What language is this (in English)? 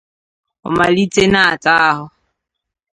Igbo